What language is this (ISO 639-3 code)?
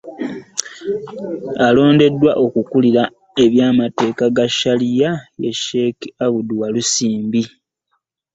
lug